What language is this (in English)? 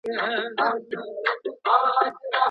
Pashto